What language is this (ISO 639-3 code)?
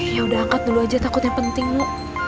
ind